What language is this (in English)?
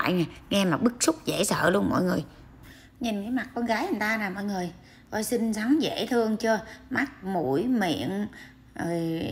Vietnamese